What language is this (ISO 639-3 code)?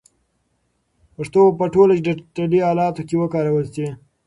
pus